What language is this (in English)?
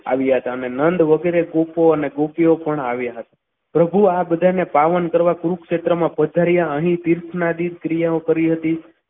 Gujarati